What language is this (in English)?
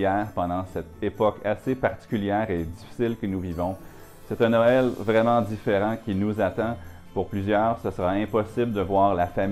French